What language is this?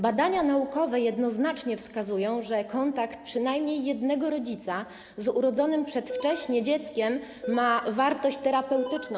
Polish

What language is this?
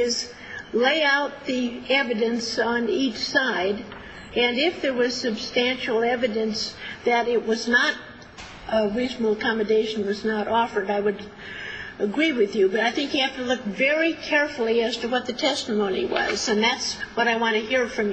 English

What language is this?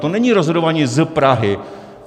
Czech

